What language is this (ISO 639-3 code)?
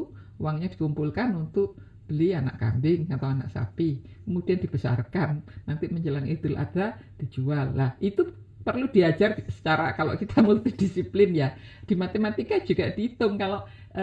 ind